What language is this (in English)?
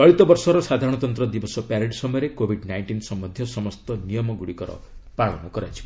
Odia